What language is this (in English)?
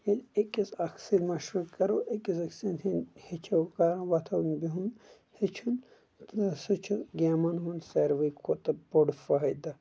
Kashmiri